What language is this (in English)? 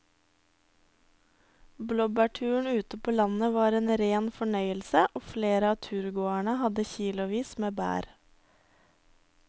Norwegian